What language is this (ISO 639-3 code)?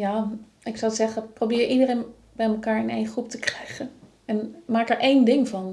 nld